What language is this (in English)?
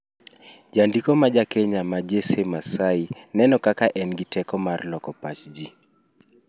Luo (Kenya and Tanzania)